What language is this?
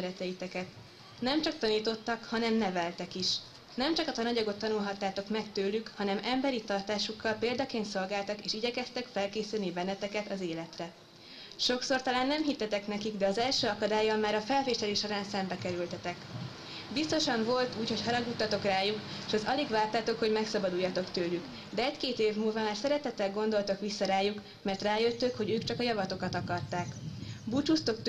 Hungarian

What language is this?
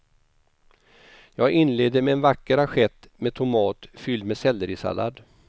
Swedish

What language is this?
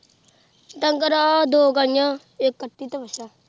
Punjabi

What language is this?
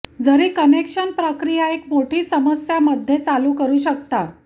Marathi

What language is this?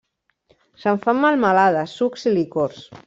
Catalan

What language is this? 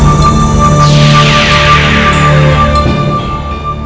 Indonesian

